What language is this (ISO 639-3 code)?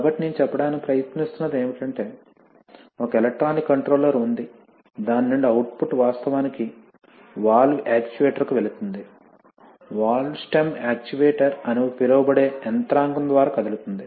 tel